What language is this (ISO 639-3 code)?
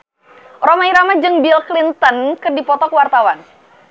sun